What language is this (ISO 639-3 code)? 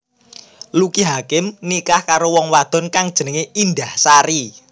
jav